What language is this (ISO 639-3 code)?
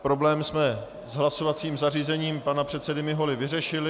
ces